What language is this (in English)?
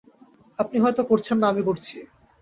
Bangla